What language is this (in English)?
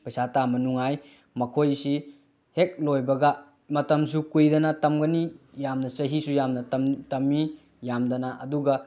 Manipuri